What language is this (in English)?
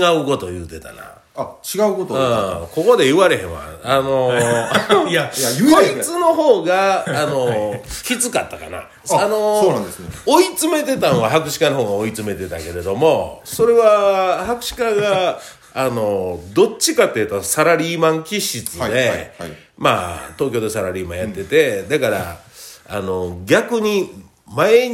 Japanese